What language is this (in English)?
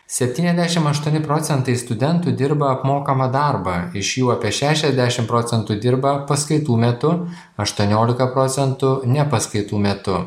Lithuanian